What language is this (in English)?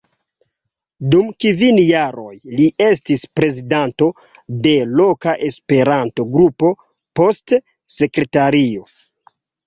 Esperanto